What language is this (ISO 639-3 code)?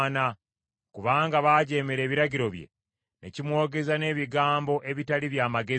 lug